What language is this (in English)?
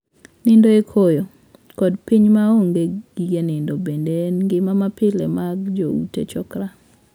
Luo (Kenya and Tanzania)